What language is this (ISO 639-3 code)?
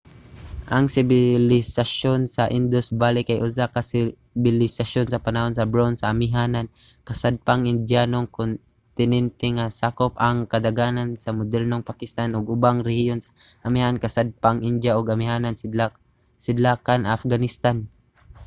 ceb